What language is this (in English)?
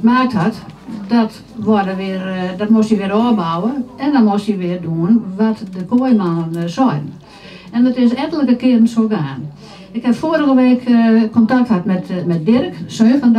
Dutch